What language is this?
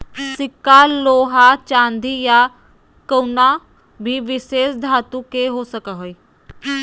Magahi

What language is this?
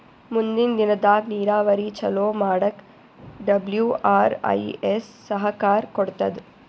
Kannada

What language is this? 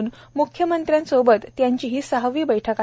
Marathi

